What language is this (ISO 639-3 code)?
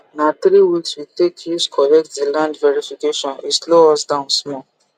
pcm